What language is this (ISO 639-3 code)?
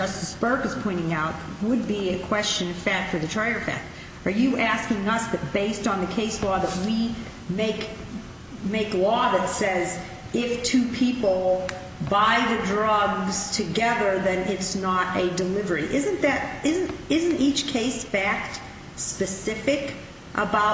eng